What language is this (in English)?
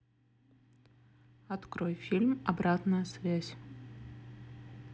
Russian